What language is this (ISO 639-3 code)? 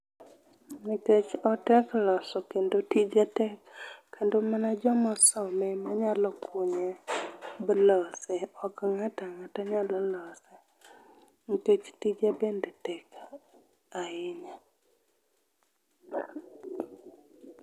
luo